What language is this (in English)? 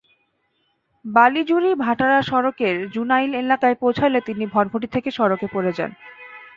Bangla